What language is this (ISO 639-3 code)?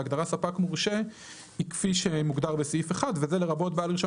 heb